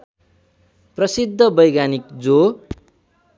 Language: Nepali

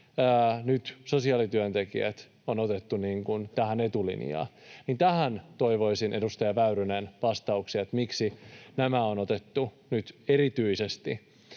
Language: Finnish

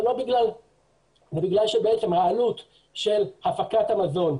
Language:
Hebrew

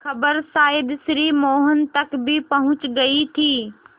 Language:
Hindi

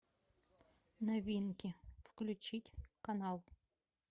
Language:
Russian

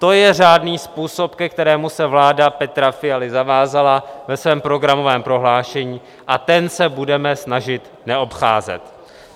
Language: Czech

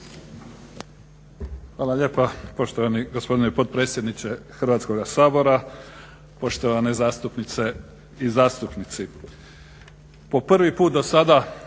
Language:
Croatian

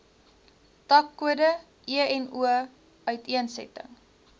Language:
Afrikaans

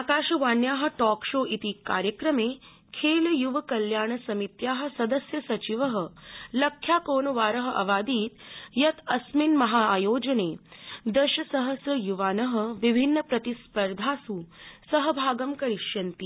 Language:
Sanskrit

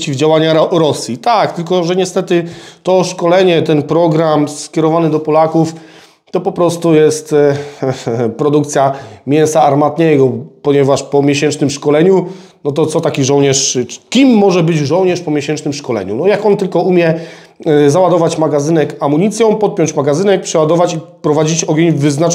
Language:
Polish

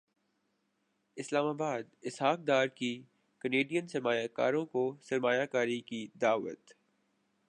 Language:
Urdu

